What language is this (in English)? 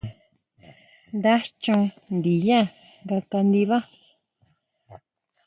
Huautla Mazatec